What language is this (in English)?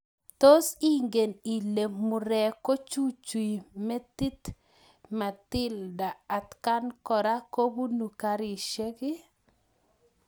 Kalenjin